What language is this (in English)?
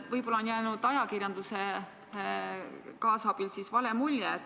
Estonian